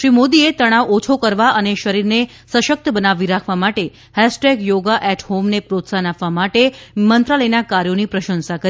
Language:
Gujarati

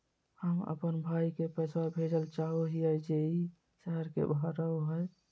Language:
Magahi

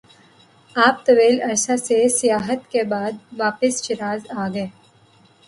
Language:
Urdu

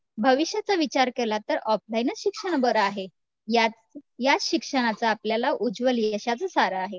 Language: Marathi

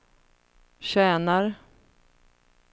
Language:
Swedish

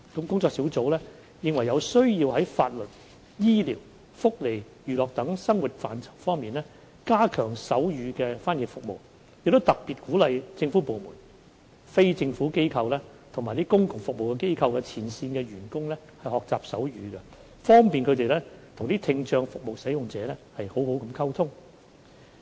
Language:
Cantonese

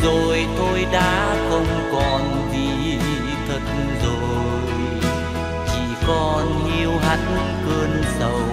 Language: Vietnamese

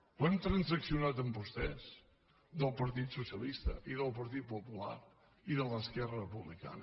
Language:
Catalan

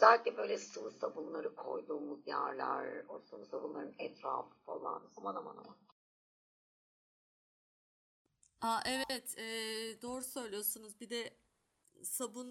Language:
Turkish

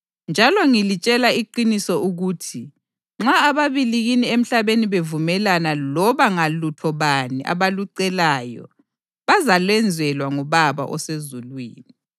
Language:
North Ndebele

